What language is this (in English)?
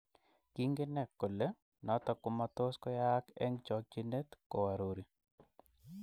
Kalenjin